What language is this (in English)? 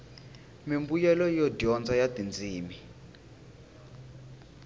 Tsonga